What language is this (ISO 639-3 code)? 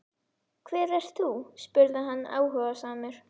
isl